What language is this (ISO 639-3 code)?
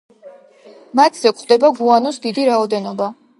kat